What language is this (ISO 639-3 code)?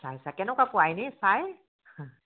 asm